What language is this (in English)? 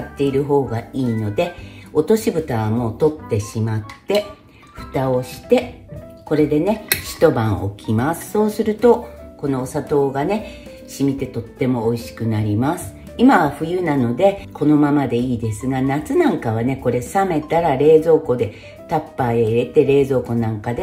Japanese